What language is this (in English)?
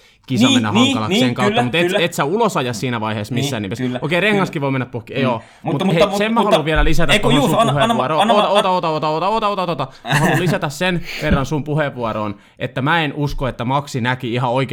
Finnish